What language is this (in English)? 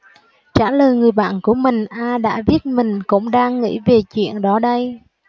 Vietnamese